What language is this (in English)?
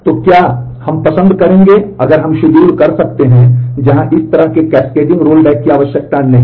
Hindi